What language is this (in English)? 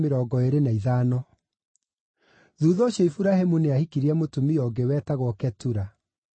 Kikuyu